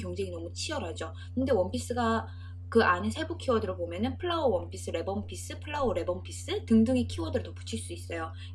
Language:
Korean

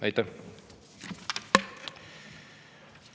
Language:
Estonian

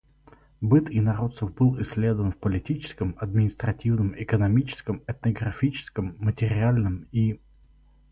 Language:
Russian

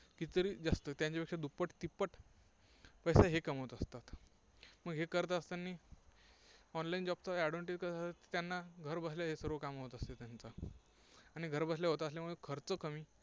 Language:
Marathi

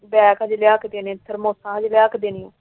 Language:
Punjabi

